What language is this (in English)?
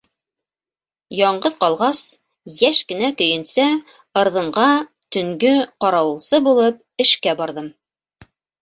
Bashkir